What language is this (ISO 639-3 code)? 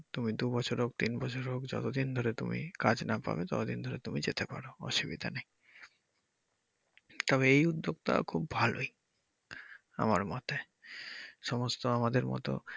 ben